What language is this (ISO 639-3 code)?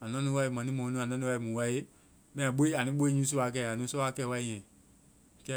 vai